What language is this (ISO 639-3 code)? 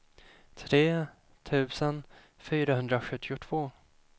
swe